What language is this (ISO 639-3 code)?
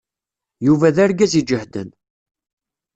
kab